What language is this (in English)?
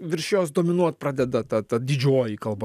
Lithuanian